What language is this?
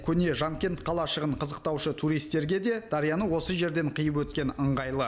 Kazakh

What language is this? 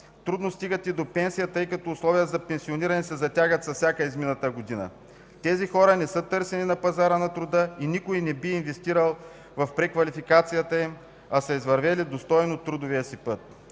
Bulgarian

